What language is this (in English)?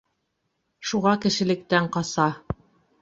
Bashkir